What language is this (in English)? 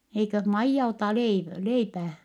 Finnish